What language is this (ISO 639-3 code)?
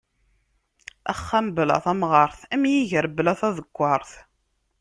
kab